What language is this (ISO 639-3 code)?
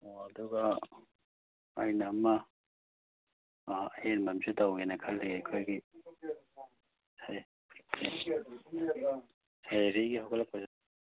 mni